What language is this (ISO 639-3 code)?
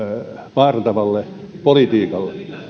fin